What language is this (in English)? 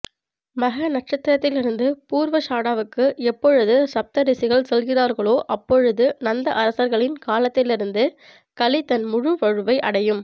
Tamil